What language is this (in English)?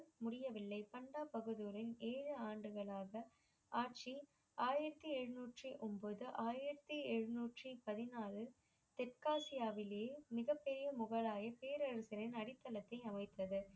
Tamil